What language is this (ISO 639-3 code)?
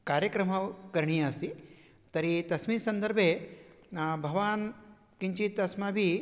san